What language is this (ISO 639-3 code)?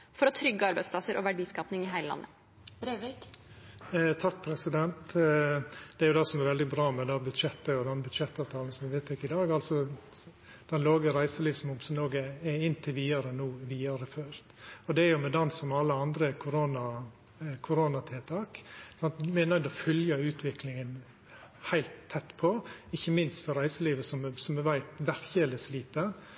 nor